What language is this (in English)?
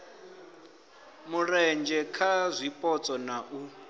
Venda